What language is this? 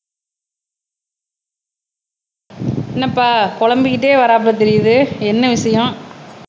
Tamil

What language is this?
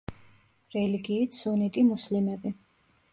Georgian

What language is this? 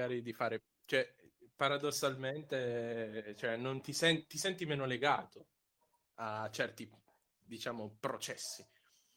Italian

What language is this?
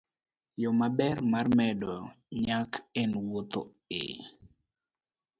Luo (Kenya and Tanzania)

